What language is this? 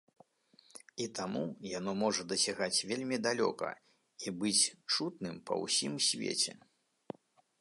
Belarusian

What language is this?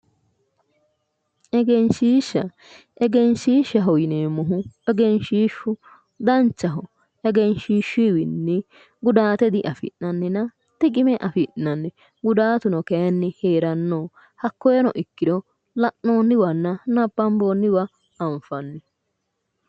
Sidamo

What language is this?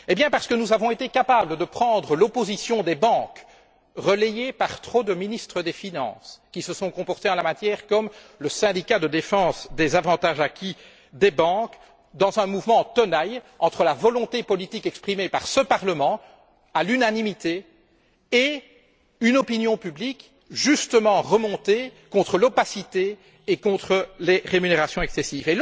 French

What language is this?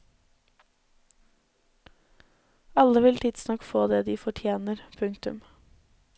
Norwegian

